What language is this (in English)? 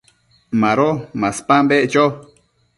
Matsés